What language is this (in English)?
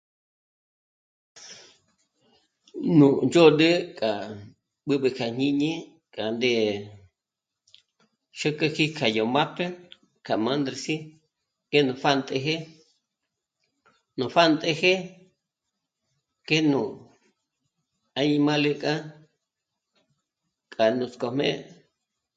Michoacán Mazahua